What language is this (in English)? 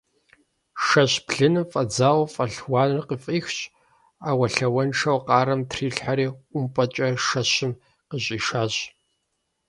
Kabardian